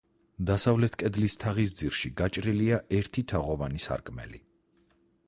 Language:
Georgian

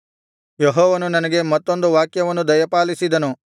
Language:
Kannada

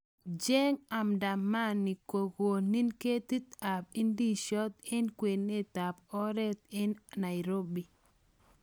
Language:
Kalenjin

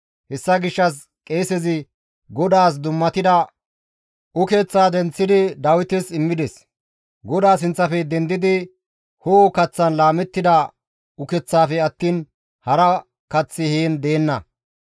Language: Gamo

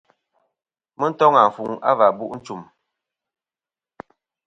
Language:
Kom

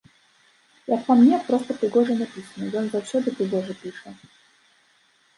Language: Belarusian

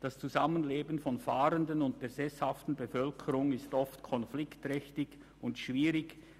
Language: Swiss German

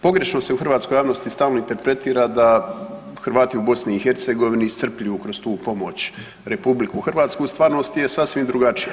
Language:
Croatian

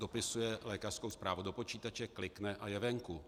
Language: Czech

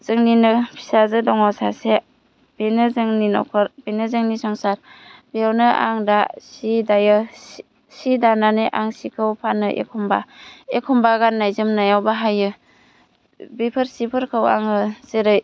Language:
Bodo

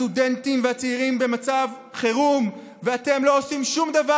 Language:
Hebrew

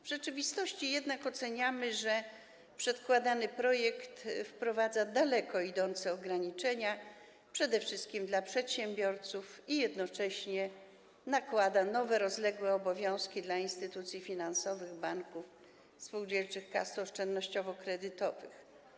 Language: Polish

